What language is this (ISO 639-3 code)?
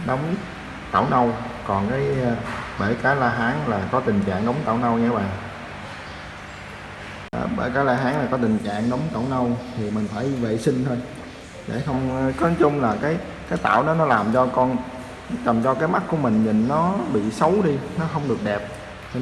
vie